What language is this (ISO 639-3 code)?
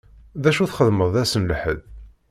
kab